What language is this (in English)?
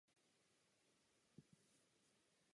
Czech